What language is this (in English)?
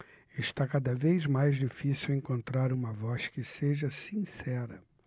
Portuguese